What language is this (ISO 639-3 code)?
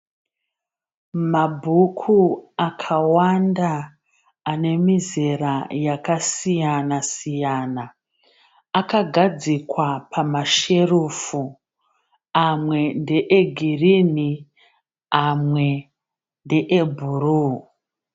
sna